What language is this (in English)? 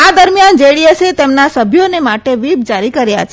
Gujarati